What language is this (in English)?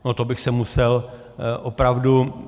Czech